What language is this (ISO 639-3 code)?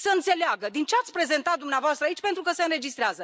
ron